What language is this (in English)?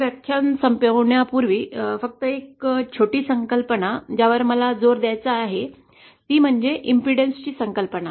Marathi